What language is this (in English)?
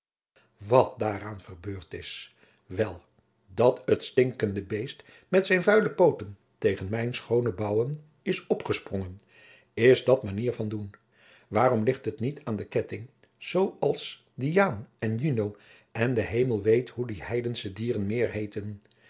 Dutch